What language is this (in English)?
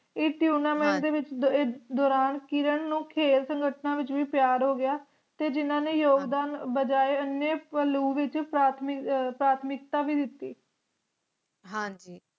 Punjabi